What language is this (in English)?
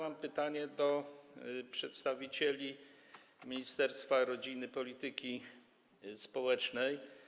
Polish